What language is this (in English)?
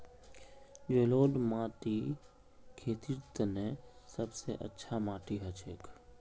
Magahi